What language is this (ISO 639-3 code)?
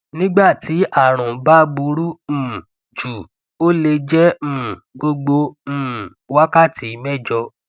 yor